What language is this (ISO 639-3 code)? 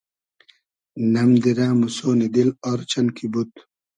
haz